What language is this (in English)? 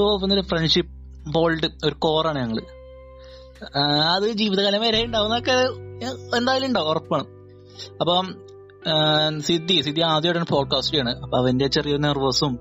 Malayalam